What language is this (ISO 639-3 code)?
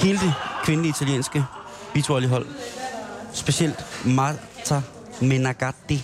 dan